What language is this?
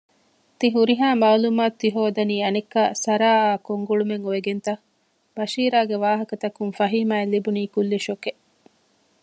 Divehi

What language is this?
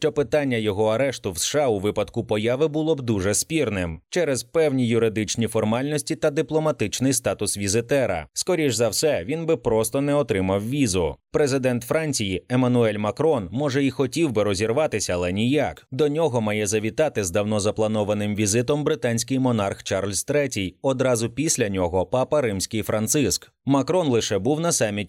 Ukrainian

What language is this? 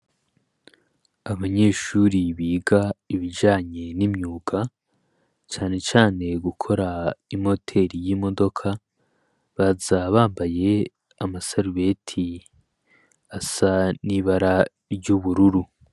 Rundi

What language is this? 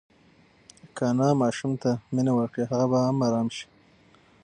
Pashto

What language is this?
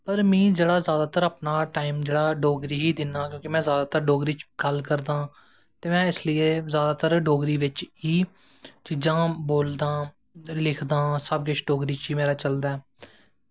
Dogri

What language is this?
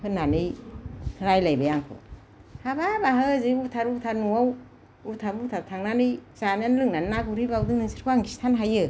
Bodo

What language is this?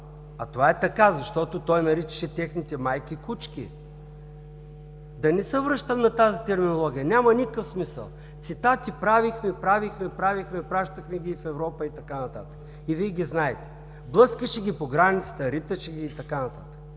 Bulgarian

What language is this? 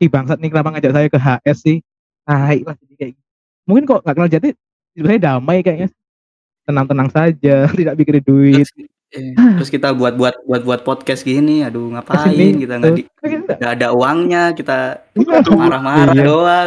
Indonesian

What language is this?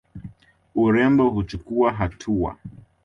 Swahili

